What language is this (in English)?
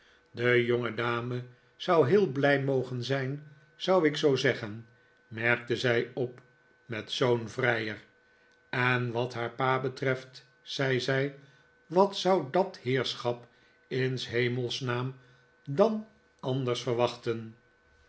Dutch